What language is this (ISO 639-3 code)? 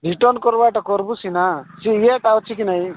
ori